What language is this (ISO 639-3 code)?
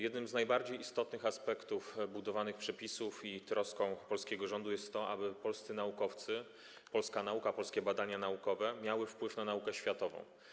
pol